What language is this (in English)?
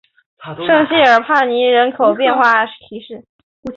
Chinese